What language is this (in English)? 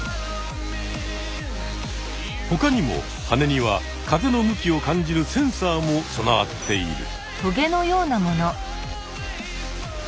Japanese